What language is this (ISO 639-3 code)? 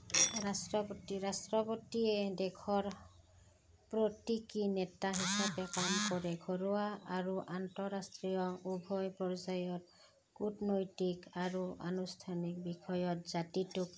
asm